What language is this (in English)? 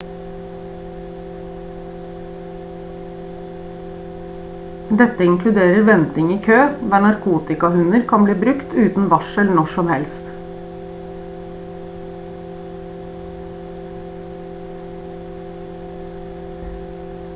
Norwegian Bokmål